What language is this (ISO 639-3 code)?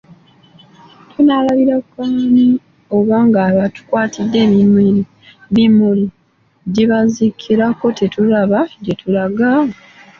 lug